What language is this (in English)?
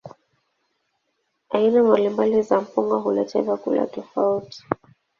Swahili